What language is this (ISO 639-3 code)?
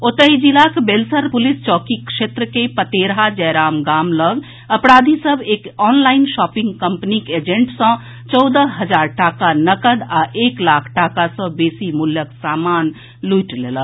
mai